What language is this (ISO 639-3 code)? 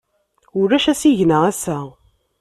kab